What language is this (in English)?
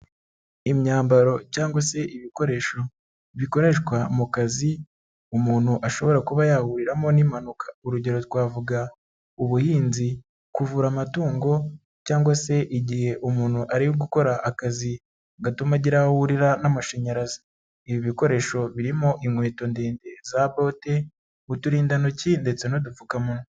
Kinyarwanda